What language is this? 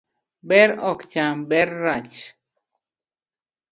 Luo (Kenya and Tanzania)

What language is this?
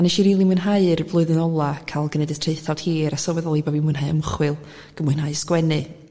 Welsh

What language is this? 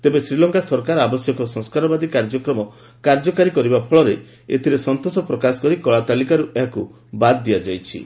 Odia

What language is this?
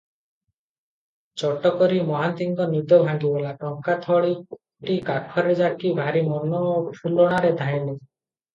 Odia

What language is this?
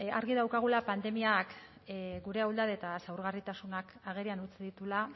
Basque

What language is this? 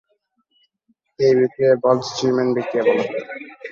Bangla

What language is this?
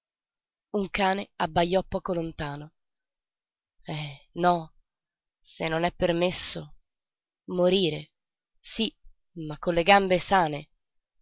Italian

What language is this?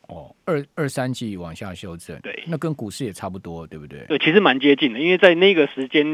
Chinese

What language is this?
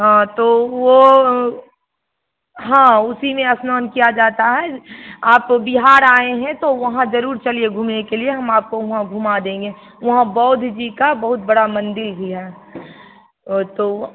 Hindi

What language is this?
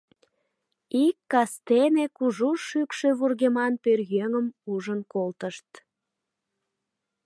Mari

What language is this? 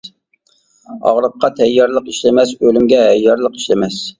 Uyghur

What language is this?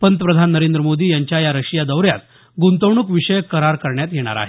Marathi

